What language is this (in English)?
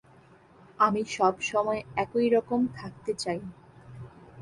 Bangla